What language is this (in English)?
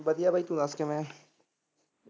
Punjabi